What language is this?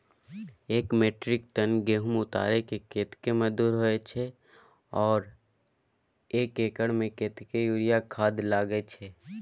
Maithili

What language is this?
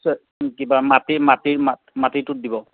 Assamese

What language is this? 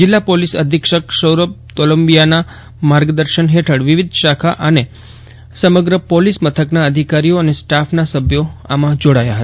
Gujarati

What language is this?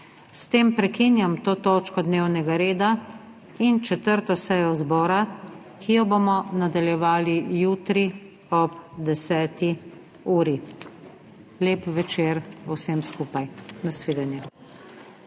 Slovenian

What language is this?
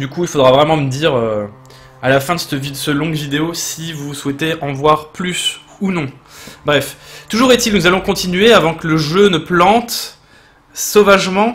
French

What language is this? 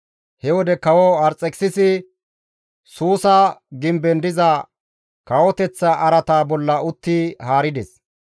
Gamo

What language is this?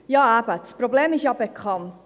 Swiss German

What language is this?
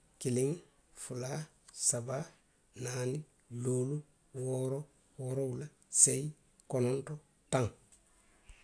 Western Maninkakan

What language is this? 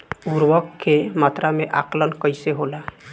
Bhojpuri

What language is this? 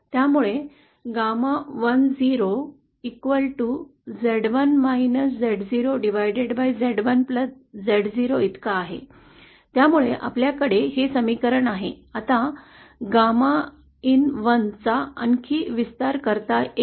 Marathi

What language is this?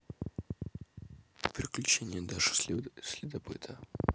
Russian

